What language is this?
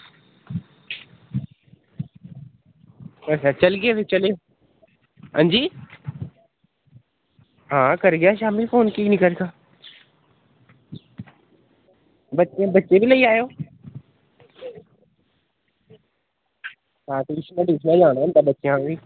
Dogri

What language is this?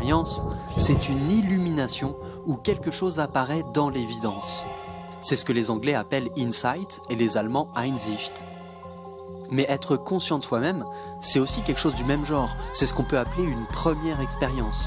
French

